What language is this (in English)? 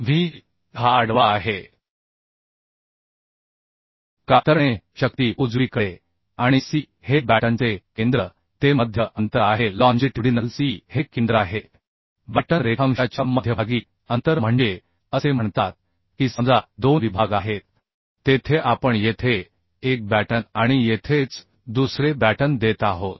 Marathi